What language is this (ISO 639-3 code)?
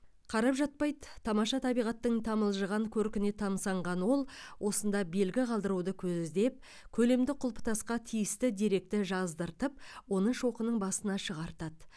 kaz